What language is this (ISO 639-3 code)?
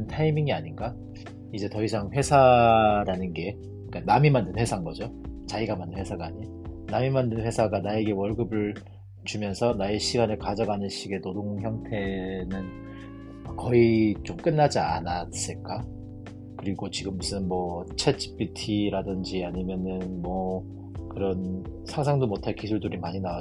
kor